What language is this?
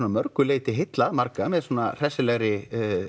Icelandic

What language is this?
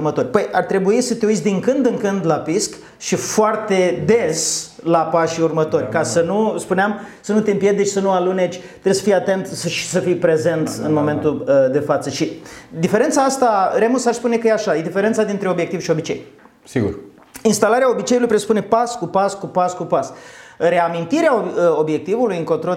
Romanian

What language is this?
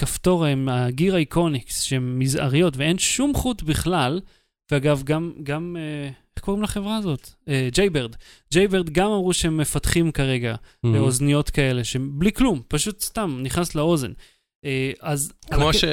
Hebrew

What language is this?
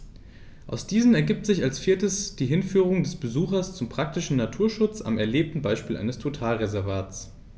German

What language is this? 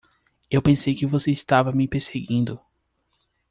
Portuguese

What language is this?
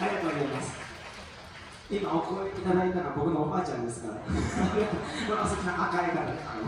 Japanese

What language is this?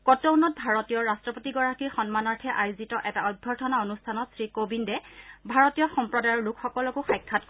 Assamese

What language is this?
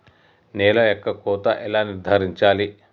Telugu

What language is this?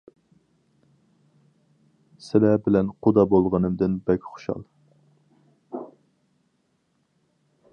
Uyghur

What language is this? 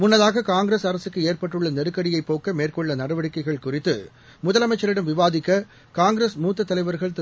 Tamil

